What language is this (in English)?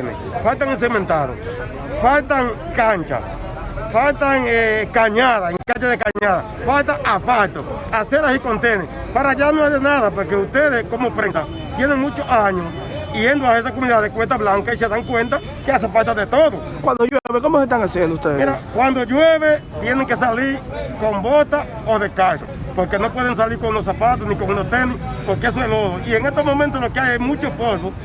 Spanish